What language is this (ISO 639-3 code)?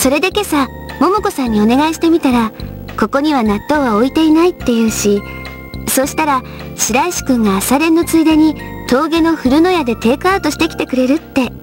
jpn